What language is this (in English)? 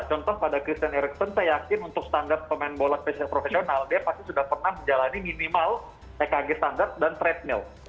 Indonesian